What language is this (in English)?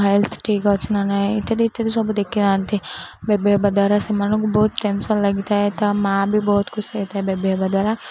Odia